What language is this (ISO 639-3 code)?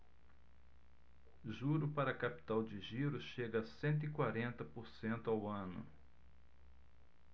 por